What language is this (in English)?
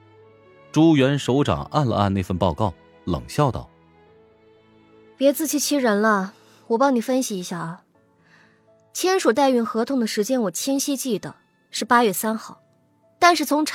Chinese